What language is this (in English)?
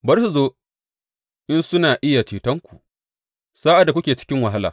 Hausa